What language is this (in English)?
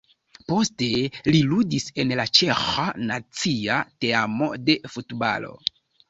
Esperanto